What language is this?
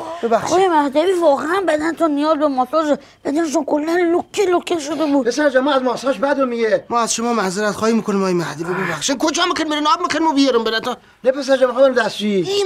Persian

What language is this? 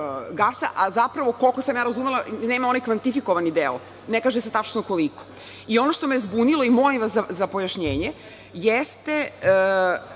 Serbian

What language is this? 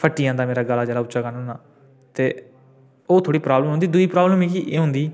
Dogri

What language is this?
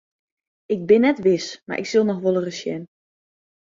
Western Frisian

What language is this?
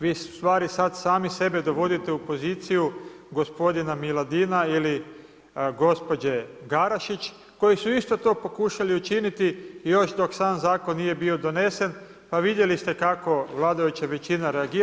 Croatian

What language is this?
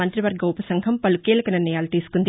Telugu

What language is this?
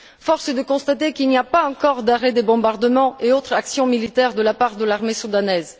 French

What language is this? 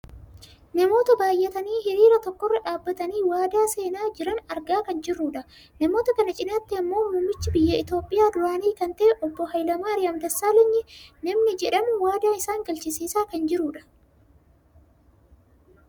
Oromo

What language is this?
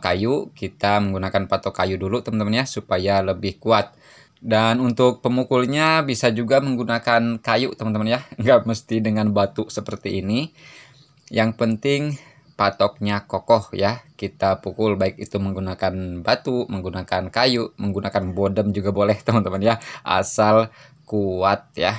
Indonesian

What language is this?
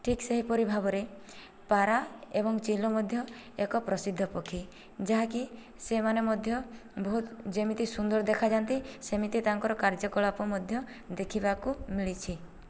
Odia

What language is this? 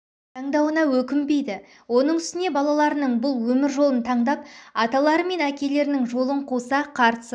Kazakh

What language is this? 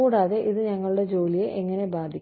Malayalam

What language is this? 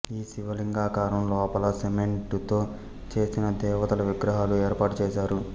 Telugu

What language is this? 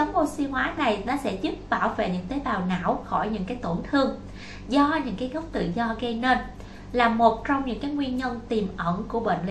Vietnamese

